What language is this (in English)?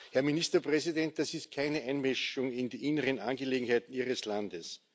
German